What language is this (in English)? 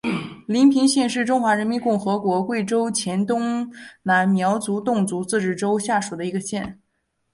Chinese